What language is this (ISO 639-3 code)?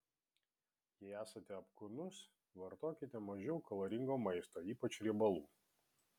lit